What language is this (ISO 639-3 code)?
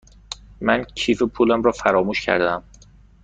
fas